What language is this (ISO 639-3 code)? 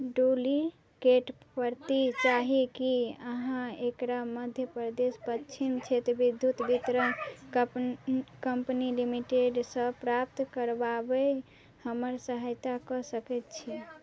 mai